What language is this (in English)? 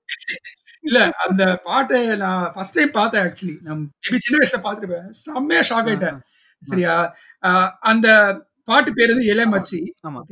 Tamil